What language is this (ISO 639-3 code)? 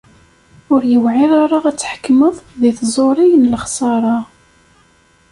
kab